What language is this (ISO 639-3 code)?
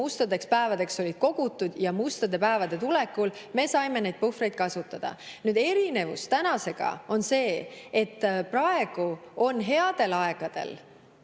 est